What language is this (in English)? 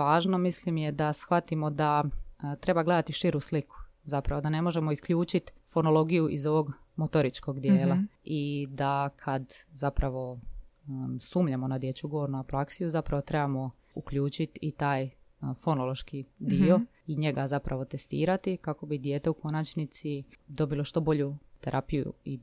Croatian